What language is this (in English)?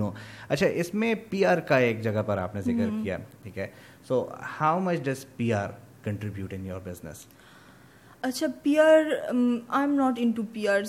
Urdu